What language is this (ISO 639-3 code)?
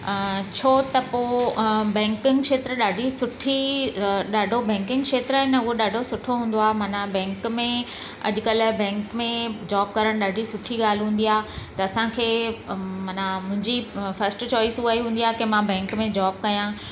snd